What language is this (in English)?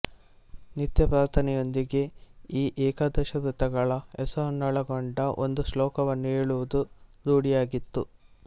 Kannada